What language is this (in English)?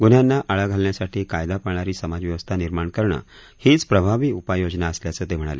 Marathi